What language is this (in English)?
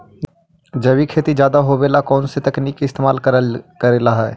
Magahi